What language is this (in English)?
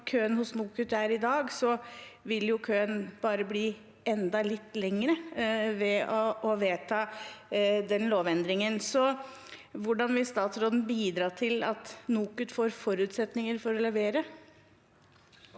Norwegian